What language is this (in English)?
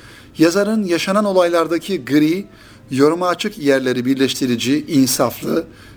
Turkish